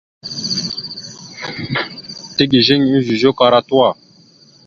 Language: Mada (Cameroon)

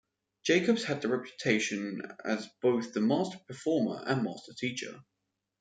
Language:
English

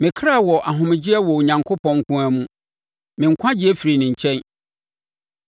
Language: Akan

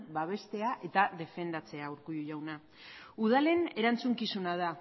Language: Basque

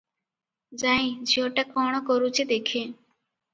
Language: Odia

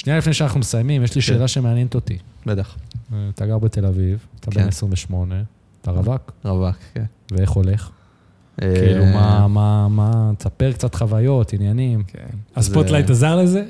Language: Hebrew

